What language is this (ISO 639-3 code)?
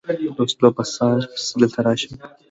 pus